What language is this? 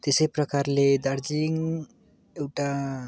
Nepali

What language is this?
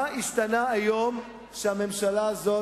Hebrew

